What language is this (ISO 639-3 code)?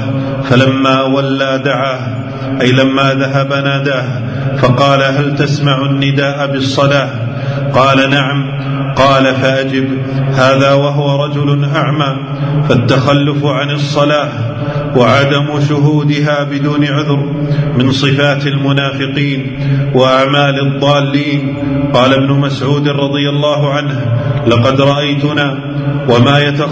ara